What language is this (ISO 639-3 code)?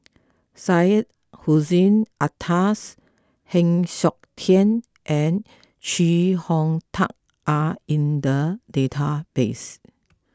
eng